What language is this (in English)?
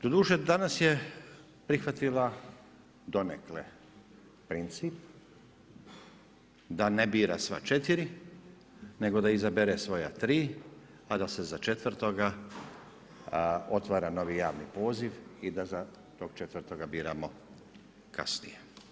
Croatian